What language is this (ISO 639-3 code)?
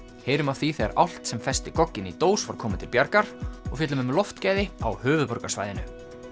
isl